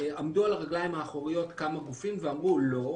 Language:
Hebrew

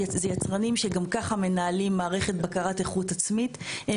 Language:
Hebrew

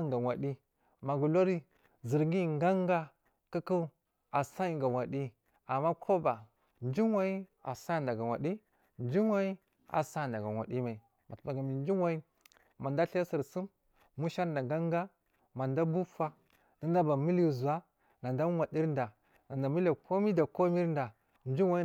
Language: Marghi South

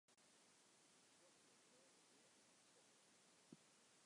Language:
Western Frisian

